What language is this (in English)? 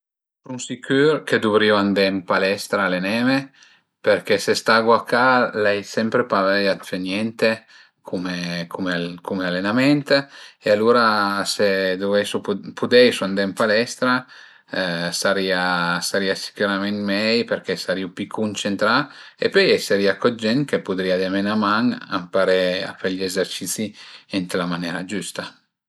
Piedmontese